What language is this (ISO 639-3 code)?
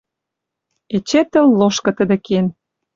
mrj